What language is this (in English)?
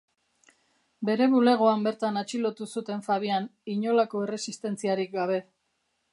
Basque